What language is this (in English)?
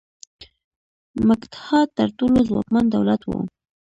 Pashto